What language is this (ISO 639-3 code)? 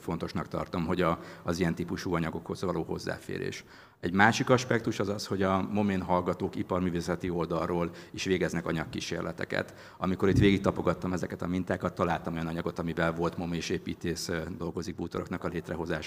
hun